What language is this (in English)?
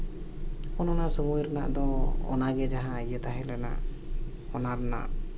Santali